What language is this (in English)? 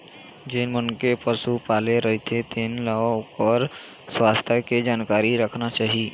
Chhattisgarhi